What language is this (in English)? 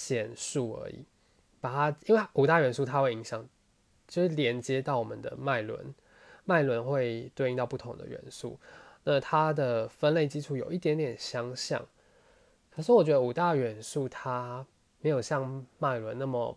Chinese